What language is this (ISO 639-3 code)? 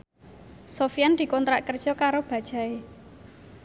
jav